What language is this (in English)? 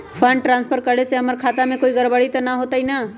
Magahi